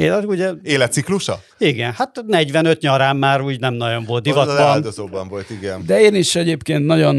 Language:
Hungarian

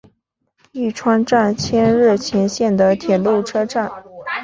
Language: Chinese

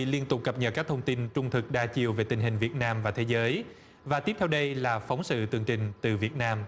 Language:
Vietnamese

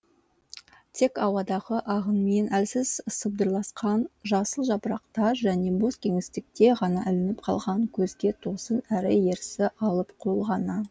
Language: Kazakh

